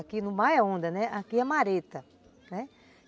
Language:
Portuguese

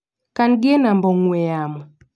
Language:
Luo (Kenya and Tanzania)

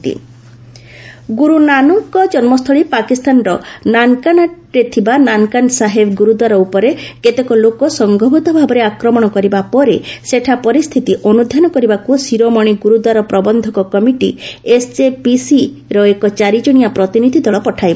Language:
Odia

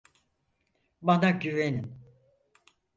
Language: Turkish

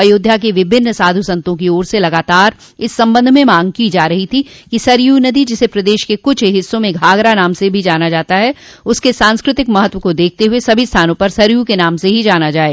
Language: Hindi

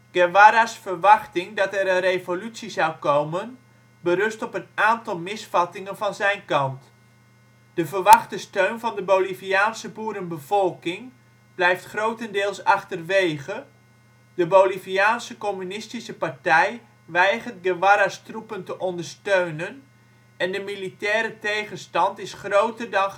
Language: Dutch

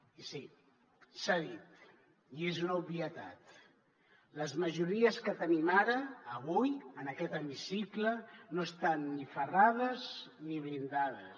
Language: Catalan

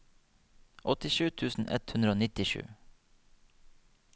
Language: Norwegian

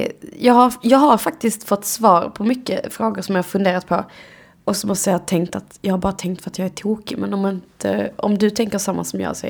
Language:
Swedish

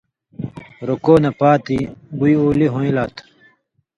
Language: Indus Kohistani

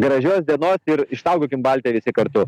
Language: Lithuanian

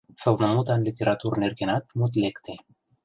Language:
Mari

